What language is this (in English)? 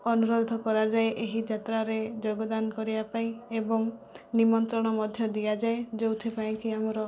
Odia